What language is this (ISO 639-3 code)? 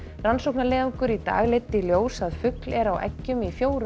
isl